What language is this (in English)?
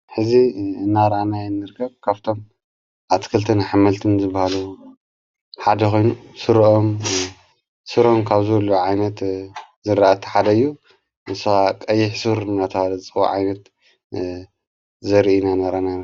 Tigrinya